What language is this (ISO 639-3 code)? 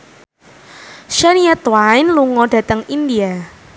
jav